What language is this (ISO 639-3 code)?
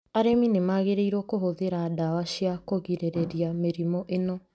kik